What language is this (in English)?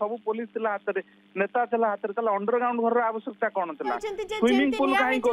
Hindi